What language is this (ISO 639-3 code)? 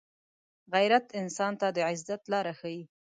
pus